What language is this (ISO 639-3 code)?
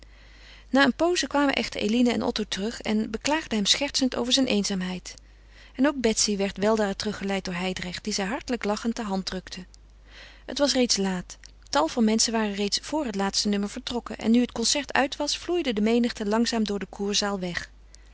nld